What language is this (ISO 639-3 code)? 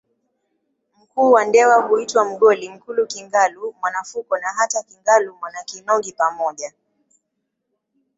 swa